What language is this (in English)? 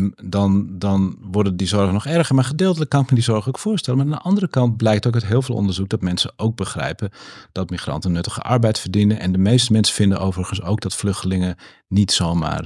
Dutch